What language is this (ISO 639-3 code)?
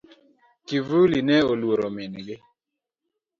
luo